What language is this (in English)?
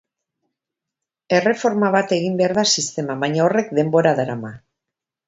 Basque